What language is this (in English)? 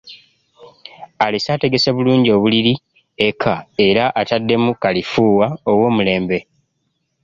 Ganda